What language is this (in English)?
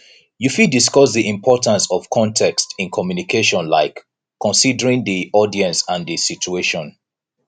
Nigerian Pidgin